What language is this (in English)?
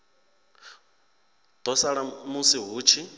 Venda